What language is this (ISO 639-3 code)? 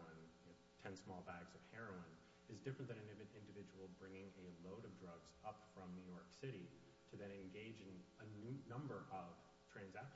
eng